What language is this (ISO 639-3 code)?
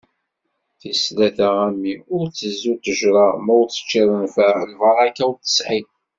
kab